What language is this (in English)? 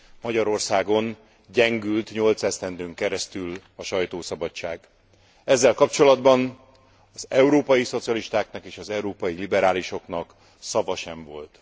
Hungarian